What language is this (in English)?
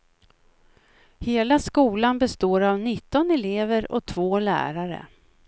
Swedish